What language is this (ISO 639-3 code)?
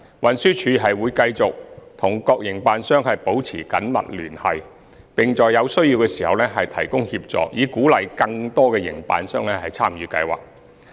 yue